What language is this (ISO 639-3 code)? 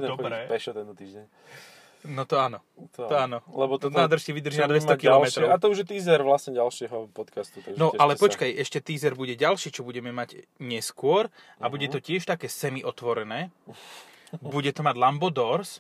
slk